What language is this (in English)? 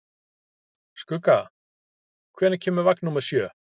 Icelandic